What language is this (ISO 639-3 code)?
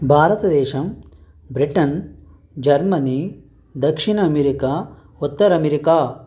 tel